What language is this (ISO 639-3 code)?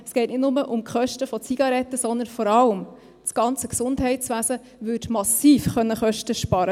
gsw